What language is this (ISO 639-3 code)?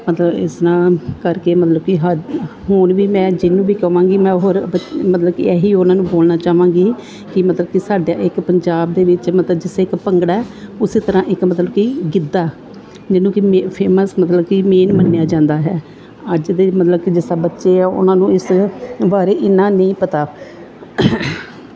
pan